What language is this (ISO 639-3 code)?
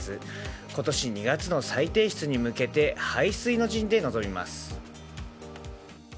jpn